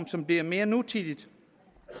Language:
Danish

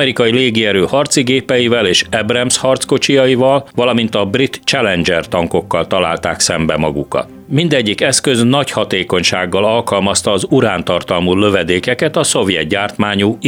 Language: Hungarian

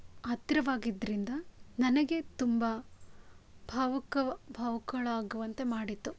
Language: Kannada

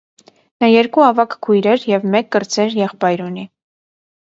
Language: Armenian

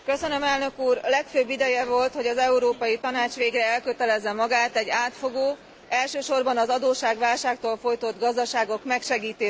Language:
Hungarian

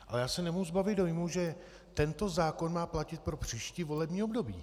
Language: Czech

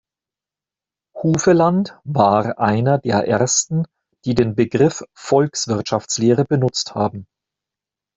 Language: German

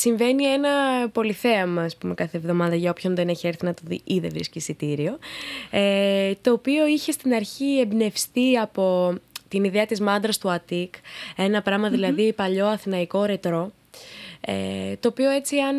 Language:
Greek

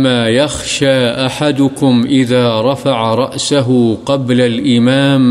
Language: Urdu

